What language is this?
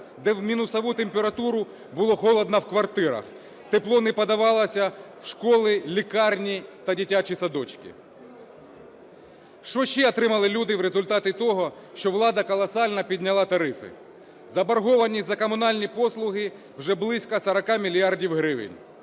Ukrainian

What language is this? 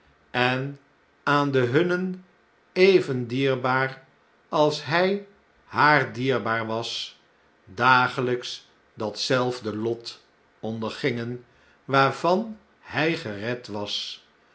Dutch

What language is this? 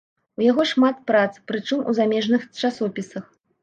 Belarusian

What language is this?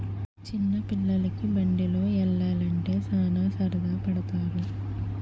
Telugu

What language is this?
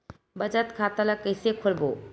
Chhattisgarhi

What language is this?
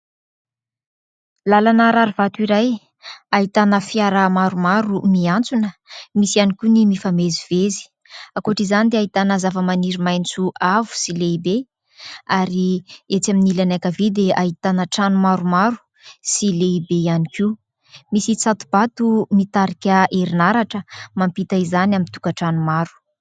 Malagasy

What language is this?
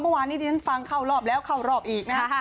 Thai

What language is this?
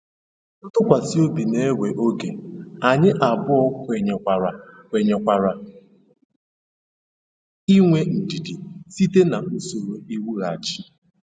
Igbo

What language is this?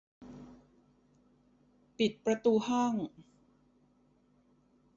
Thai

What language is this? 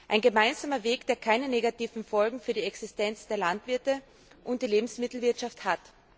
German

